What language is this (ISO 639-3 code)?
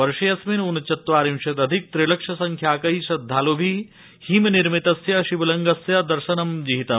san